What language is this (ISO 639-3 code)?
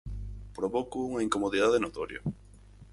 glg